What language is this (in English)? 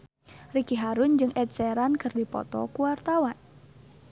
Sundanese